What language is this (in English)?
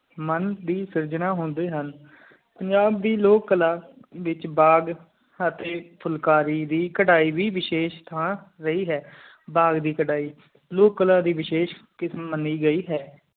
Punjabi